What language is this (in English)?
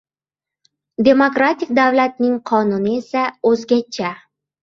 Uzbek